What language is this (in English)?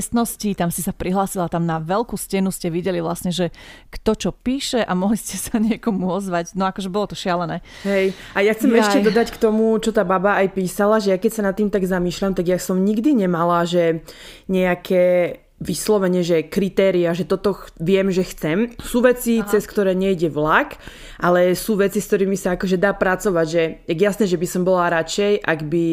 Slovak